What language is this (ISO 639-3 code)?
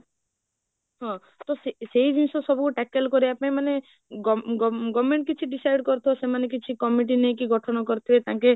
ori